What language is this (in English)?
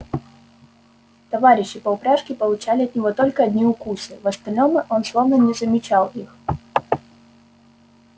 Russian